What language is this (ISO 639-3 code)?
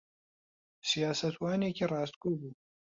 ckb